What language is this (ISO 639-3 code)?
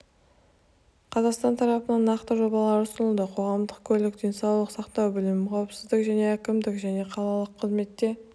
kaz